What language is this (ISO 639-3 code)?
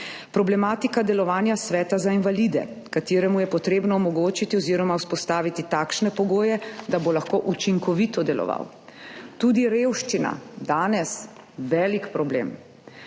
slv